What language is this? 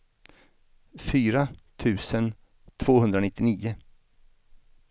Swedish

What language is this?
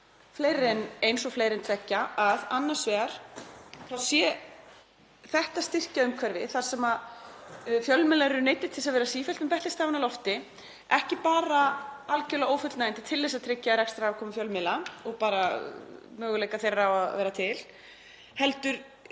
Icelandic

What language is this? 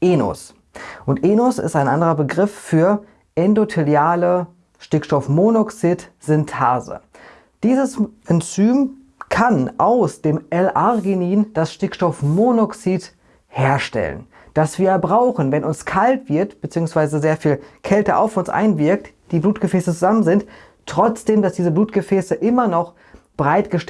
German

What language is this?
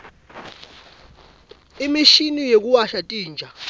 Swati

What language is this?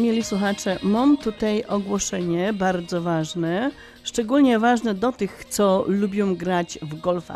Polish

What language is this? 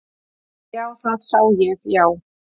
Icelandic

